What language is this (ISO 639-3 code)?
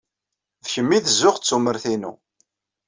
kab